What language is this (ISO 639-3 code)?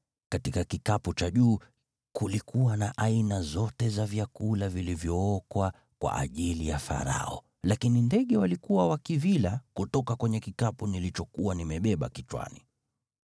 swa